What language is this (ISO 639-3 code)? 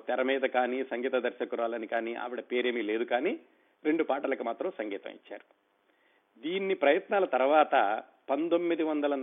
tel